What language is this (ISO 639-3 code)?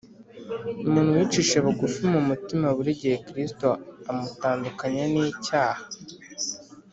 kin